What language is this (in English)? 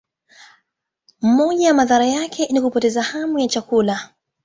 Swahili